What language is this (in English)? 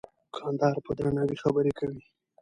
Pashto